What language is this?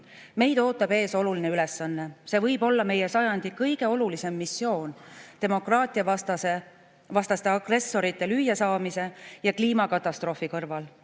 Estonian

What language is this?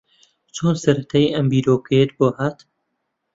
Central Kurdish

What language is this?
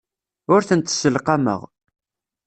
Kabyle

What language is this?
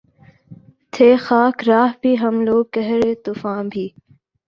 Urdu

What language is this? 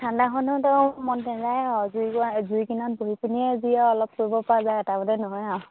Assamese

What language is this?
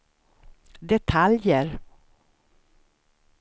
Swedish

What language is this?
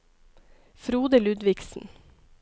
Norwegian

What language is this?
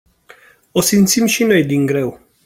Romanian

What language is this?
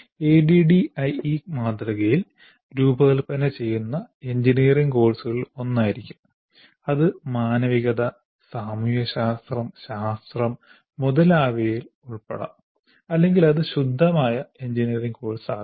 Malayalam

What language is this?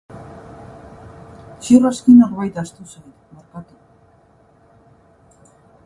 Basque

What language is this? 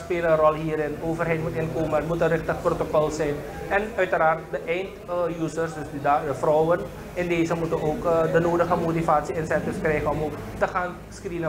Dutch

